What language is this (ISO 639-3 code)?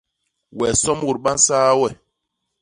bas